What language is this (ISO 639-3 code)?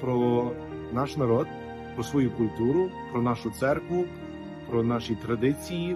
ukr